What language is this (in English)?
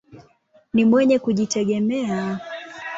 Swahili